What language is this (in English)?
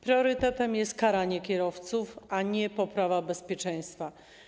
Polish